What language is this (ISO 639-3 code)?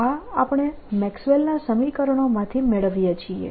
guj